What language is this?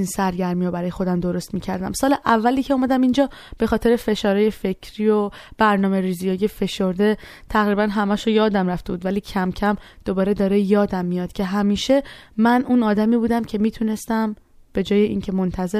Persian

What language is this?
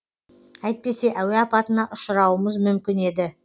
Kazakh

